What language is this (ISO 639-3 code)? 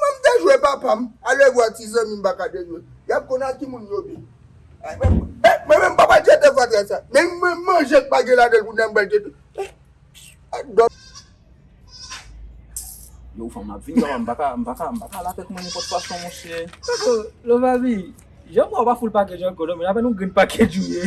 fra